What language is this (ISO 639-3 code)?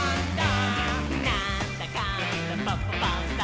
jpn